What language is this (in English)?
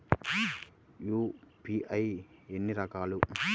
Telugu